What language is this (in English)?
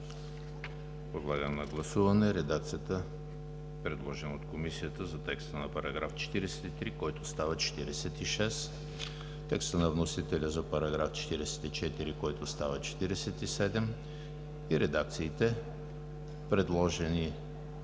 Bulgarian